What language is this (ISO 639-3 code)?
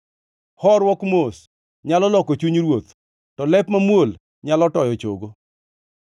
luo